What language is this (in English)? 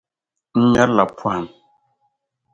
Dagbani